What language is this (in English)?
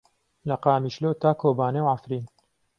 Central Kurdish